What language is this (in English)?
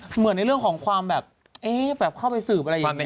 Thai